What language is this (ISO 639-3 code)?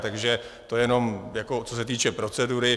ces